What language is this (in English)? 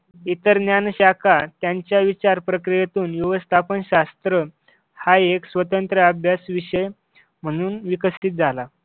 Marathi